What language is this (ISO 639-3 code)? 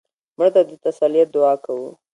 pus